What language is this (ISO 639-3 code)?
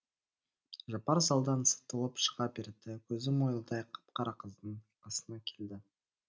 kaz